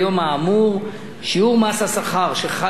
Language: Hebrew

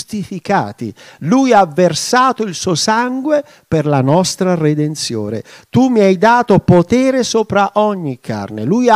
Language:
Italian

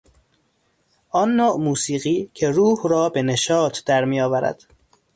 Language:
Persian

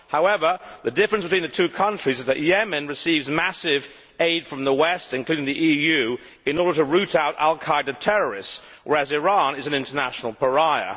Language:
English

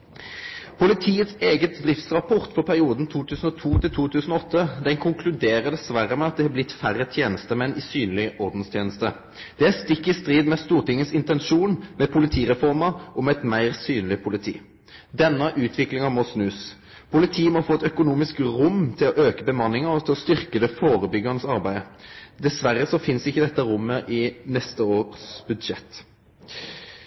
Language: Norwegian Nynorsk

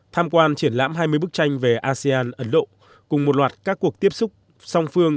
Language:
Vietnamese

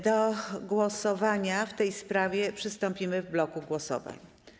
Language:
Polish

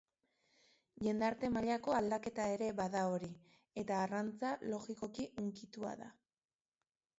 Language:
Basque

